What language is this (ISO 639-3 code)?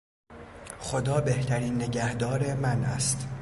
fas